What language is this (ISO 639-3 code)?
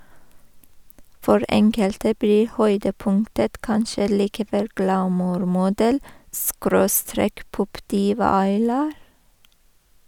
nor